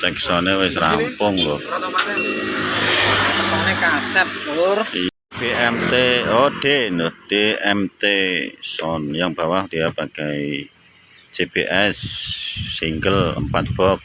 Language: Indonesian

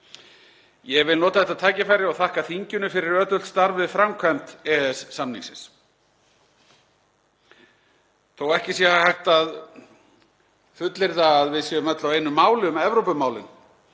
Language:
Icelandic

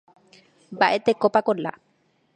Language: Guarani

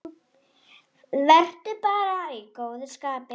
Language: Icelandic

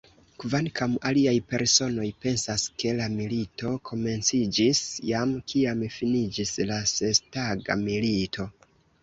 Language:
Esperanto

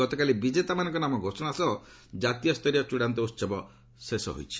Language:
Odia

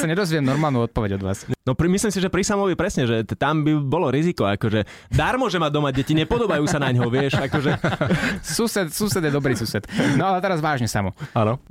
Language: Slovak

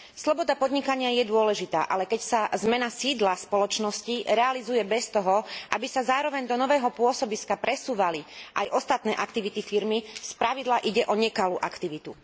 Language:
Slovak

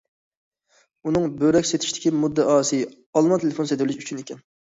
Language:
Uyghur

